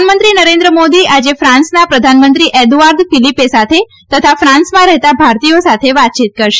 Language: Gujarati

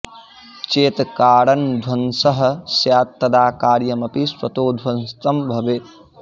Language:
Sanskrit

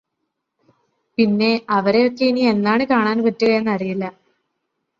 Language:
Malayalam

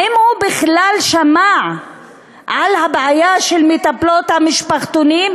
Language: Hebrew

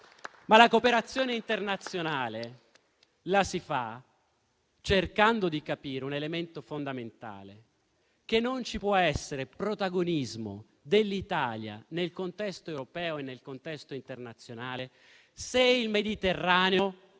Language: Italian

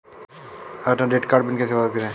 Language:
Hindi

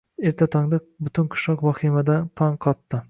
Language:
Uzbek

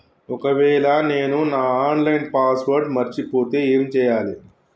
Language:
Telugu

